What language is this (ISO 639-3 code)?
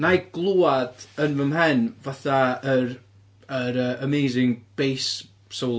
cym